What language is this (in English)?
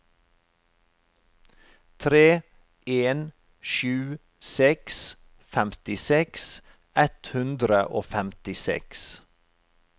Norwegian